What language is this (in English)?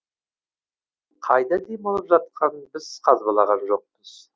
Kazakh